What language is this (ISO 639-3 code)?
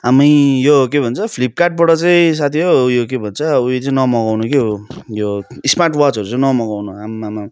nep